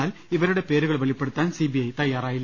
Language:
Malayalam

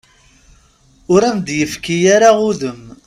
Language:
Kabyle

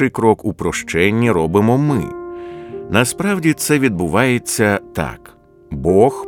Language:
Ukrainian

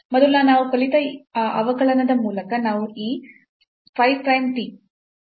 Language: Kannada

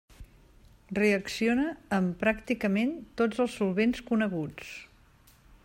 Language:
Catalan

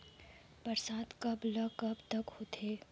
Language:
Chhattisgarhi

